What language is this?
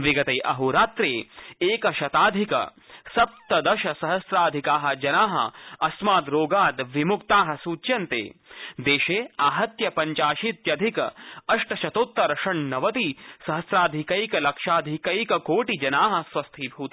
Sanskrit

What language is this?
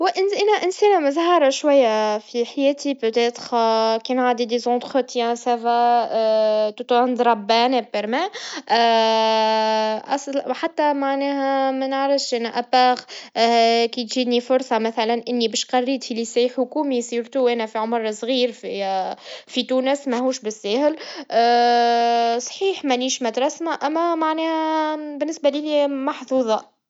Tunisian Arabic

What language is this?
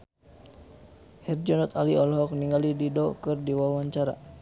Sundanese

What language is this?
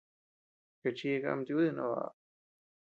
Tepeuxila Cuicatec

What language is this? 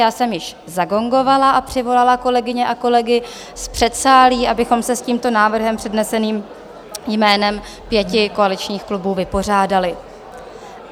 Czech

